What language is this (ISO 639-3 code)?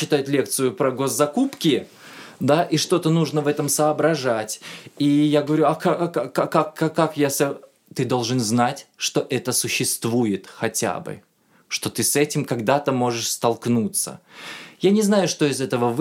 rus